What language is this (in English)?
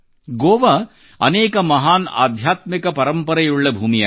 Kannada